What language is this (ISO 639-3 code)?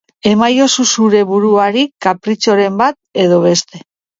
eus